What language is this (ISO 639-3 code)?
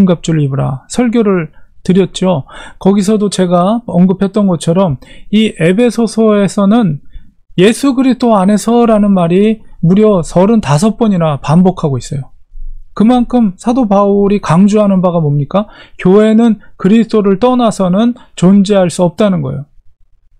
kor